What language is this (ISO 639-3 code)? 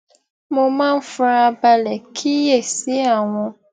yor